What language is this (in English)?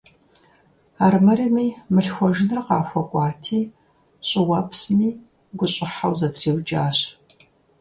Kabardian